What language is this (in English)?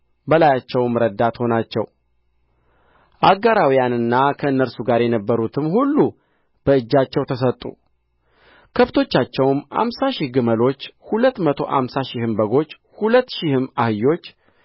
Amharic